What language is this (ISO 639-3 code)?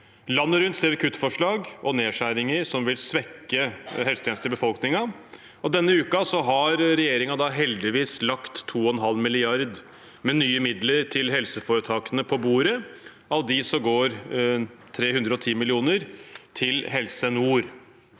nor